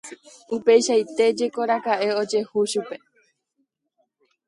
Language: Guarani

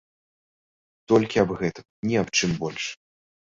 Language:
Belarusian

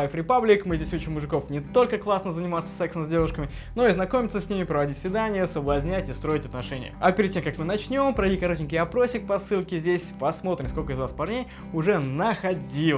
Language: Russian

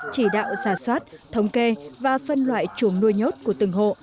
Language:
Vietnamese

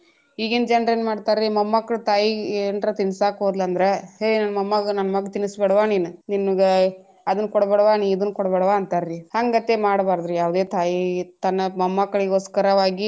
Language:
Kannada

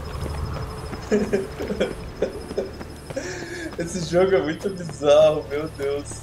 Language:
Portuguese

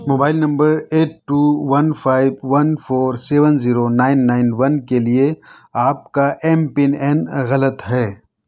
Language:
Urdu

